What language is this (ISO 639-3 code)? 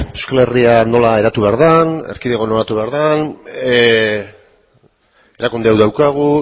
eus